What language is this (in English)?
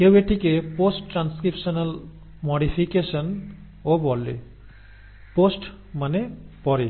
Bangla